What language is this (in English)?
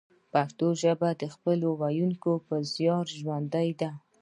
Pashto